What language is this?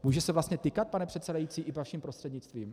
Czech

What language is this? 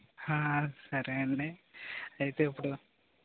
Telugu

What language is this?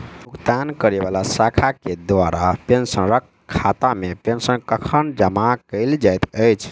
Maithili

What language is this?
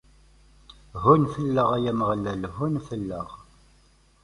Kabyle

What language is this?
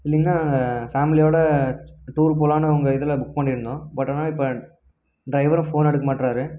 Tamil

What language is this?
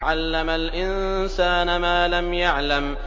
Arabic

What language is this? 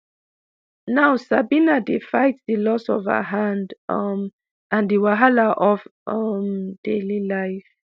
Nigerian Pidgin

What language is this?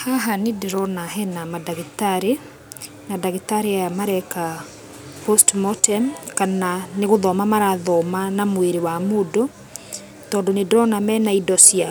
Kikuyu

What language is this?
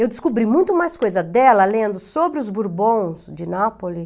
Portuguese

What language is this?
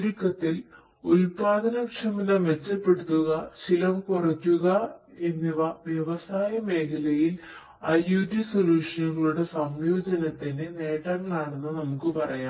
Malayalam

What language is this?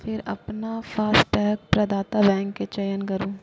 Maithili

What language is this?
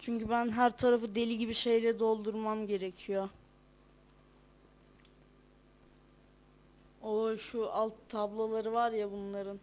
Turkish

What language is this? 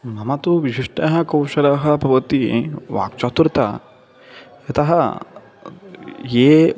Sanskrit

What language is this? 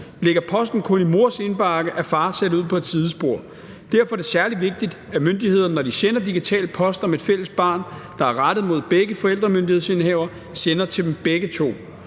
Danish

